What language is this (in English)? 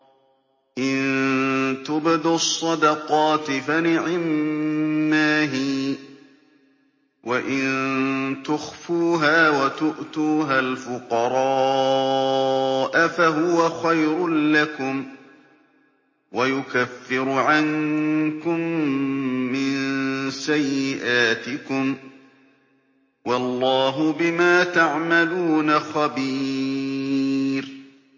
Arabic